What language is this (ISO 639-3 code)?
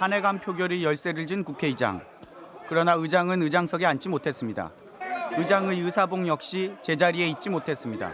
kor